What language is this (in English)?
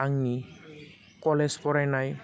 Bodo